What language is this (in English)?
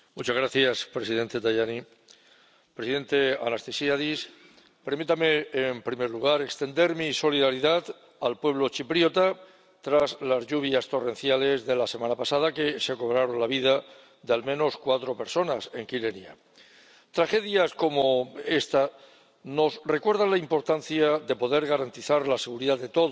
Spanish